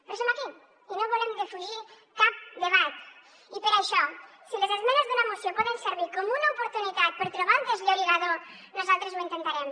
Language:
Catalan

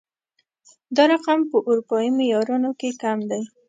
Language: Pashto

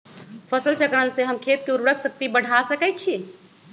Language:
Magahi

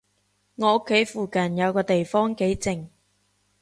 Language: Cantonese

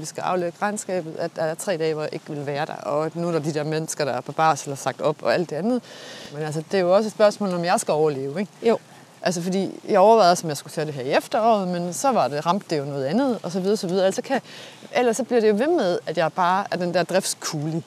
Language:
Danish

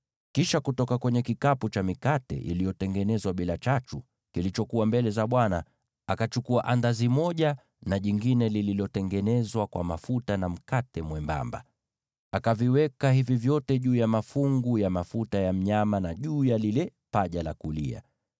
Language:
Swahili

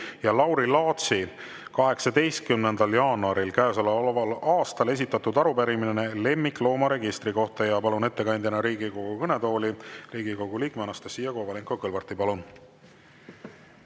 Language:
Estonian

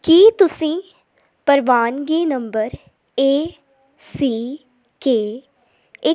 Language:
Punjabi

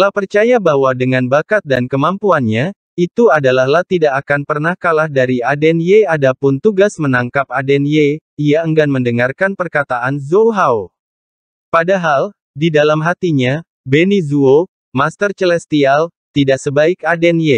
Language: Indonesian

